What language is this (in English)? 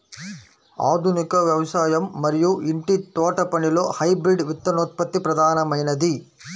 Telugu